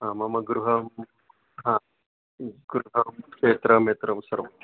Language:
Sanskrit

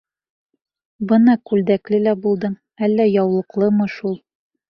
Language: Bashkir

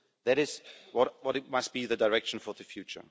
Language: English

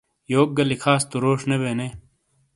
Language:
Shina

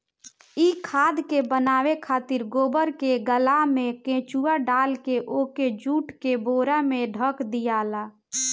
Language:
Bhojpuri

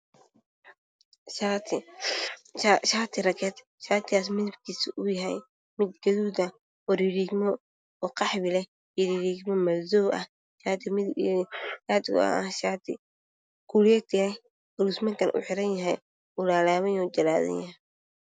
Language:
Somali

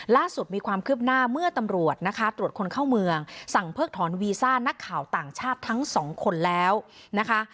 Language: Thai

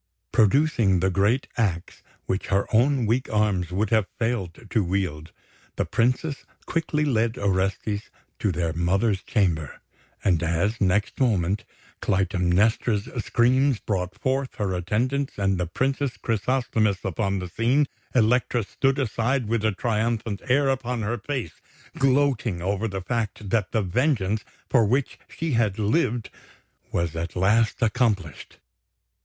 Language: English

